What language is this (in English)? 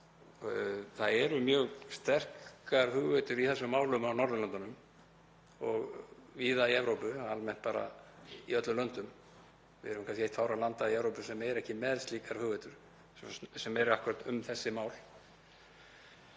Icelandic